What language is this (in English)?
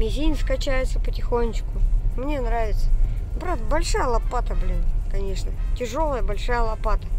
Russian